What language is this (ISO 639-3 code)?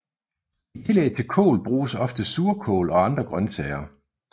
dan